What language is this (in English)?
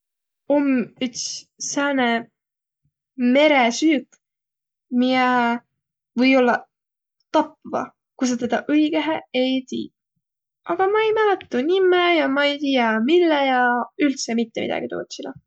Võro